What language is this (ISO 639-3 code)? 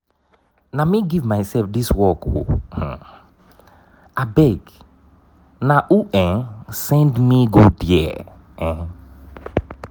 pcm